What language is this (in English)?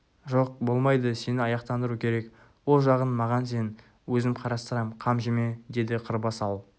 Kazakh